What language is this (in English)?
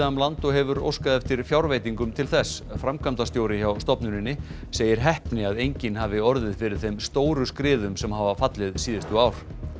Icelandic